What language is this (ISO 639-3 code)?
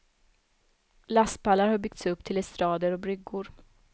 swe